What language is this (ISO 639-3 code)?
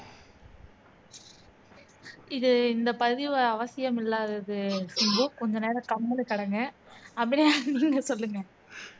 tam